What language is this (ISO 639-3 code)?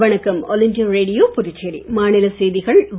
tam